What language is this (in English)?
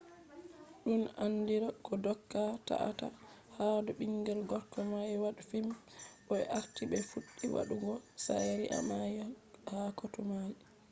Fula